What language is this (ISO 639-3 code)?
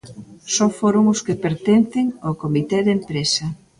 glg